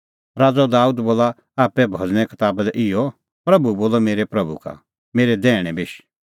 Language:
Kullu Pahari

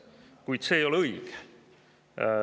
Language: Estonian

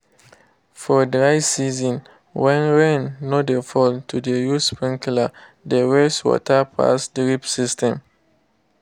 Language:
Nigerian Pidgin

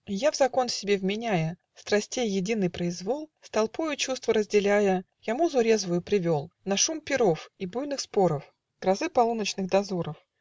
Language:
Russian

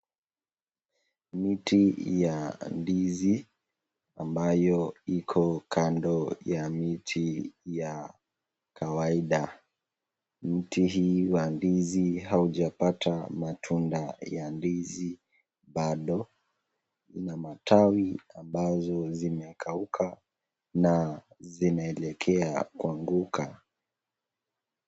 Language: Swahili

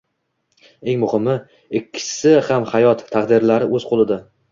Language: Uzbek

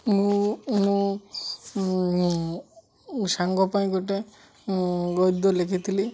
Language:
Odia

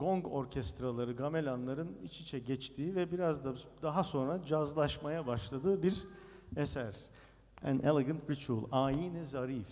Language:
Turkish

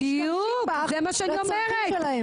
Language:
Hebrew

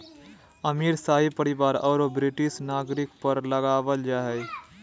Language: Magahi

